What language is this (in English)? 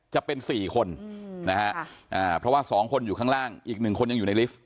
Thai